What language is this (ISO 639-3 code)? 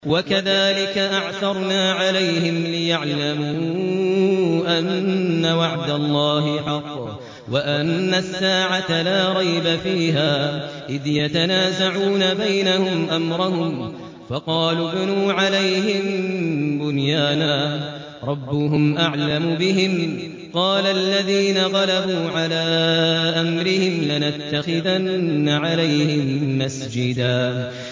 ara